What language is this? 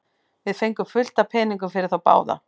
Icelandic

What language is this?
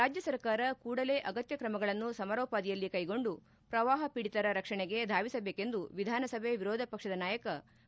Kannada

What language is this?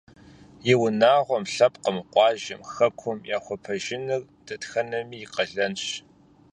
Kabardian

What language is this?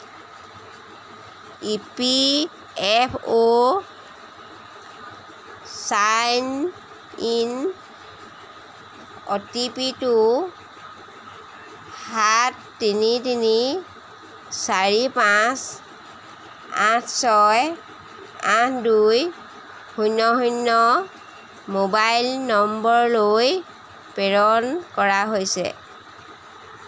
Assamese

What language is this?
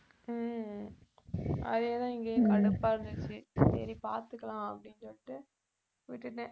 Tamil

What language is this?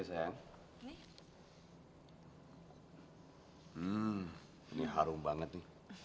Indonesian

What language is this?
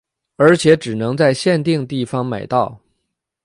Chinese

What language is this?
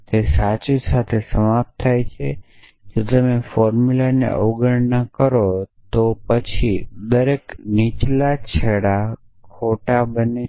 Gujarati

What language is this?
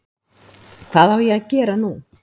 Icelandic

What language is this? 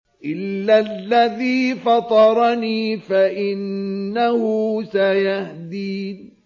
Arabic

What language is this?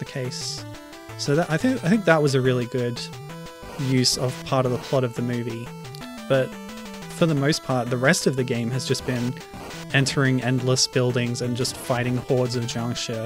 English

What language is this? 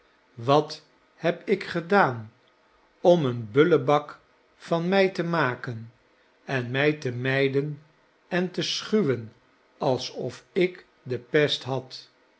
Dutch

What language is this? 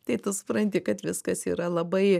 Lithuanian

